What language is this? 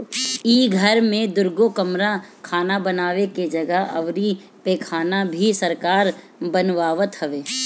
Bhojpuri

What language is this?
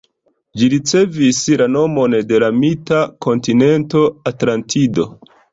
Esperanto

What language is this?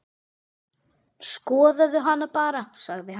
Icelandic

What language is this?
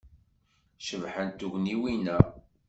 Kabyle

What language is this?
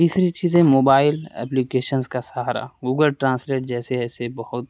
Urdu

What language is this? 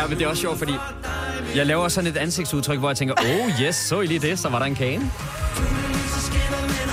Danish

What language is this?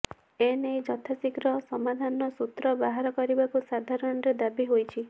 Odia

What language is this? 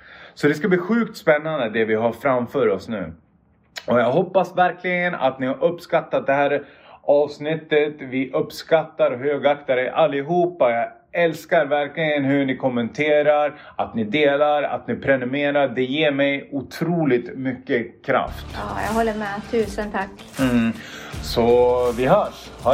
Swedish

